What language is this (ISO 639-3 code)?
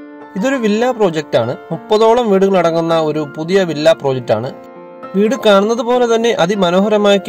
mal